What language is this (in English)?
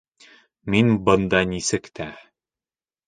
Bashkir